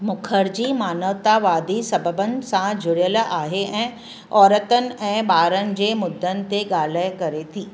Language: Sindhi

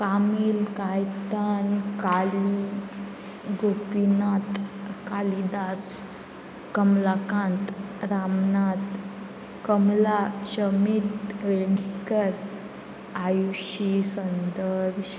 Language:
Konkani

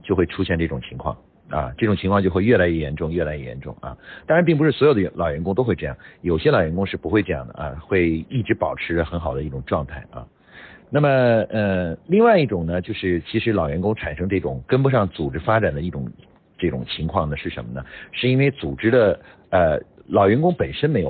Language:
Chinese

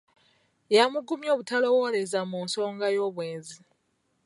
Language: Ganda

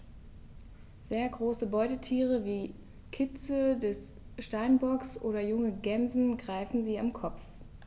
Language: German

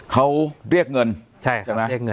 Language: Thai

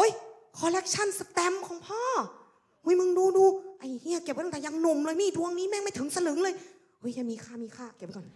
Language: Thai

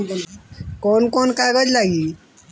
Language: Bhojpuri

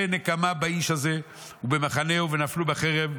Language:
Hebrew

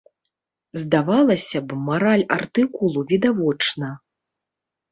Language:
Belarusian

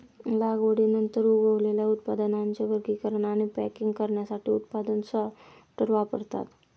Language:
Marathi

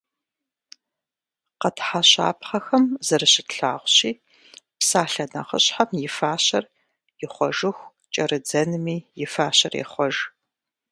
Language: Kabardian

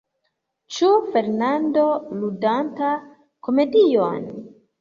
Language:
Esperanto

